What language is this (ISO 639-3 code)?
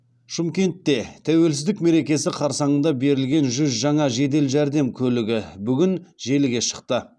kaz